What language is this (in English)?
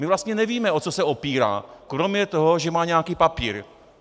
Czech